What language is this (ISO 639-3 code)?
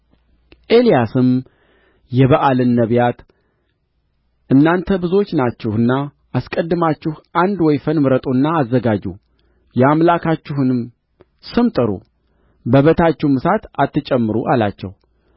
amh